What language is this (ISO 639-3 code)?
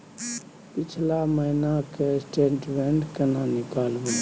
mai